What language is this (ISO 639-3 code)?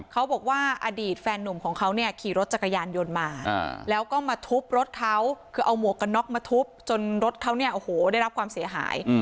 tha